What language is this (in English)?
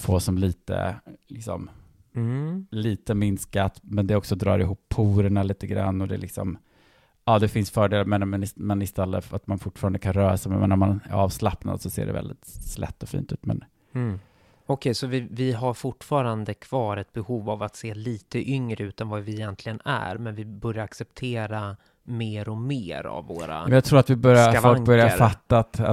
Swedish